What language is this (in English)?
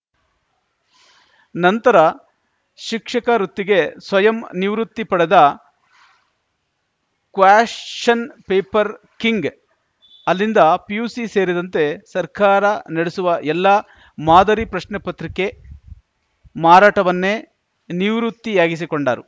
Kannada